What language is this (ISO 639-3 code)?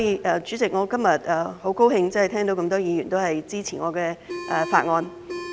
yue